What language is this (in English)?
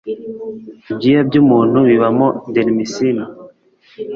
Kinyarwanda